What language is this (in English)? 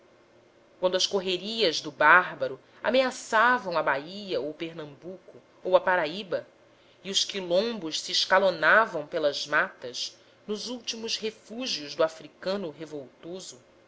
Portuguese